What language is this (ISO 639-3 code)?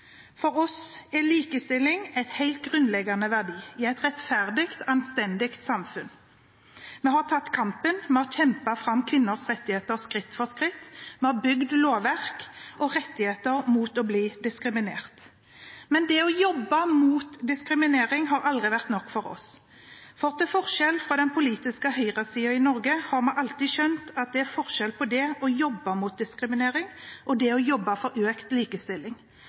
nob